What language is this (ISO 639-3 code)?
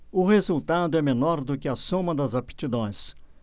por